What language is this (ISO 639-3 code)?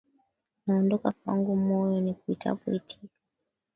swa